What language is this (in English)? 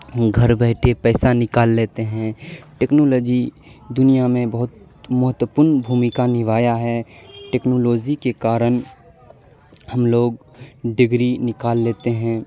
Urdu